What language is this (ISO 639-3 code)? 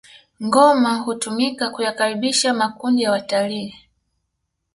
swa